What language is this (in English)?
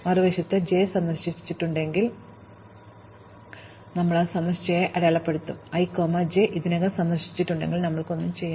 Malayalam